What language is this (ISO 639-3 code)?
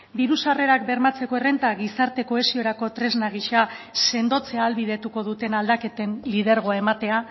eus